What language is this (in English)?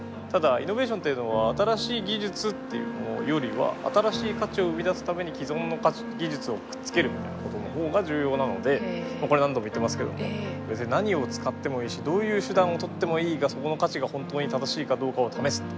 Japanese